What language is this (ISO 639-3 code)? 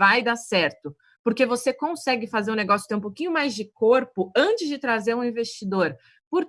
por